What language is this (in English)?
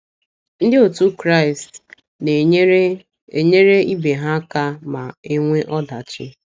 Igbo